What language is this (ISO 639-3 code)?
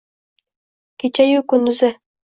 uzb